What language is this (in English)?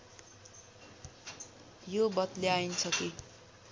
Nepali